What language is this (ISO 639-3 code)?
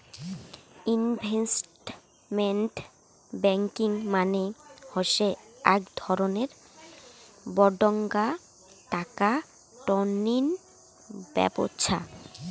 ben